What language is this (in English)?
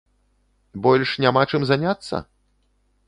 Belarusian